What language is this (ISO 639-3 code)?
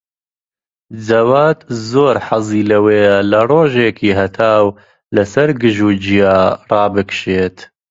ckb